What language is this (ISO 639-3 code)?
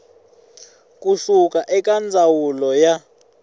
tso